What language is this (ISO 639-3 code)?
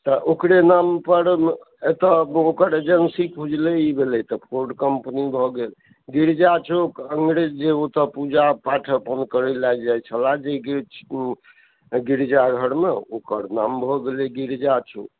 mai